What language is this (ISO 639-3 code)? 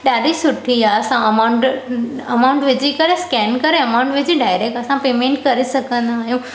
snd